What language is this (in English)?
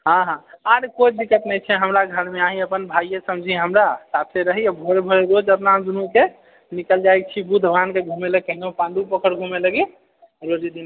Maithili